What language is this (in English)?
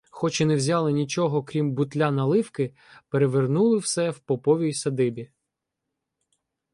Ukrainian